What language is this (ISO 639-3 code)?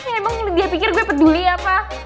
ind